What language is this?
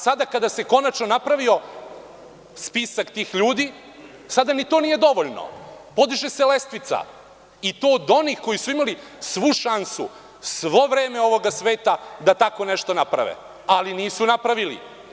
Serbian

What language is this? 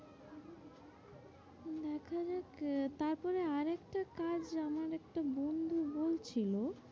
Bangla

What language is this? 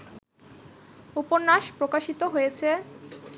Bangla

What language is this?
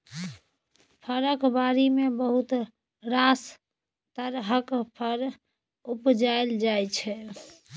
Maithili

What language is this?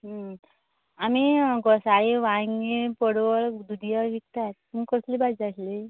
Konkani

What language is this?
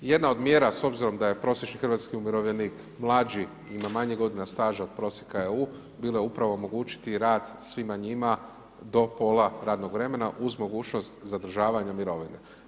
Croatian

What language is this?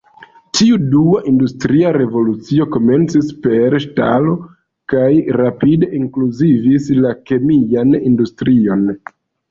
Esperanto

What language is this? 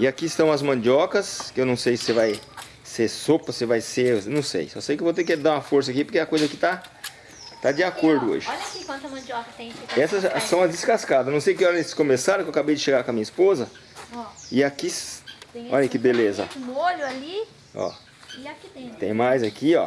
Portuguese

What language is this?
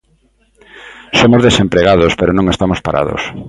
Galician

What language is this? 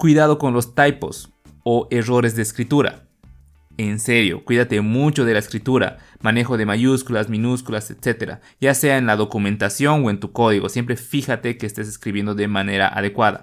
Spanish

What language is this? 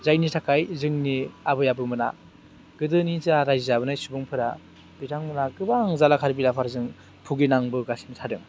Bodo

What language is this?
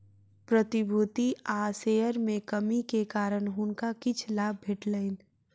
Maithili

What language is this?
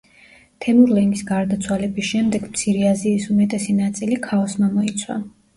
Georgian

